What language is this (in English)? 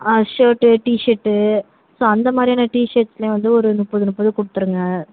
Tamil